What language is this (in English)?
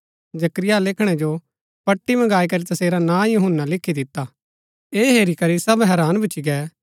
Gaddi